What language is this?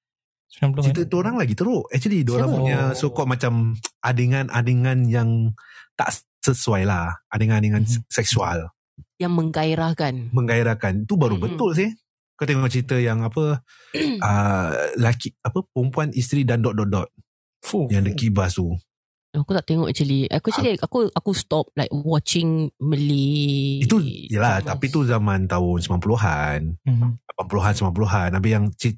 Malay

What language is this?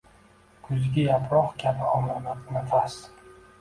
Uzbek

